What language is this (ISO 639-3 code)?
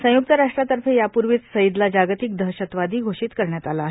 mar